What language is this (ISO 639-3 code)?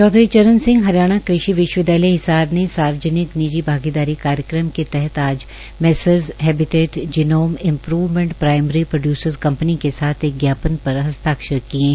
hin